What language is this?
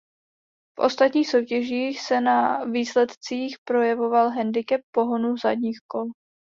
Czech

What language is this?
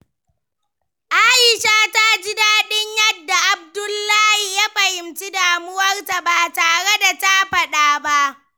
Hausa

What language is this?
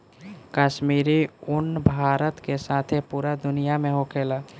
Bhojpuri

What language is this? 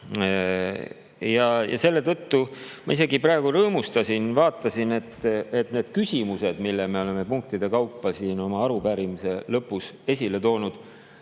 Estonian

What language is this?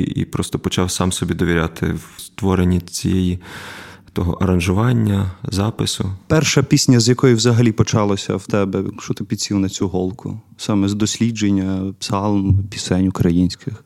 Ukrainian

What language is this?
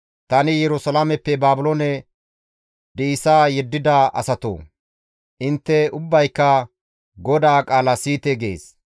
Gamo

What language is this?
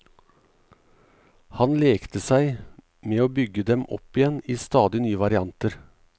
Norwegian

